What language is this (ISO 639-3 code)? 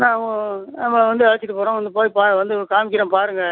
tam